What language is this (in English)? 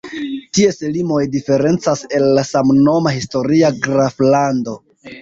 Esperanto